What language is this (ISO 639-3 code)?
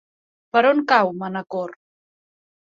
cat